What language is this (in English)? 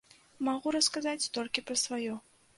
Belarusian